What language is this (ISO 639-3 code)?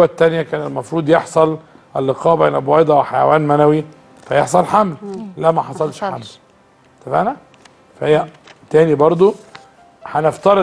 ara